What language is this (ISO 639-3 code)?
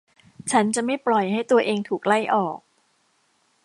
tha